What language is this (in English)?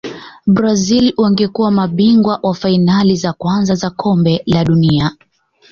Swahili